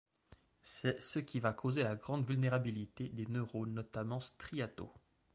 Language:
French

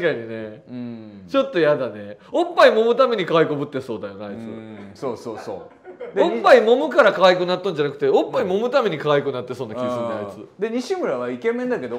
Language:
Japanese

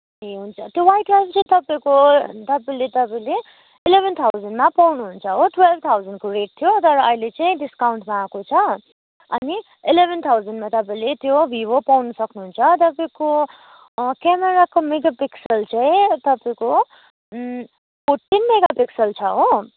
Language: Nepali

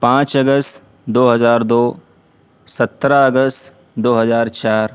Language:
Urdu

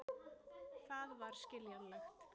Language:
Icelandic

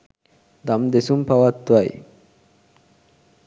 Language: Sinhala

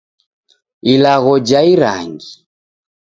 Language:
Taita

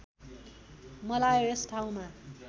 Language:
Nepali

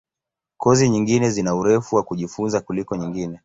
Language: Swahili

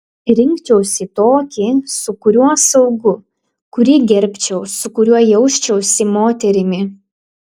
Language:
Lithuanian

